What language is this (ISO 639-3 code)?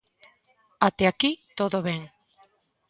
glg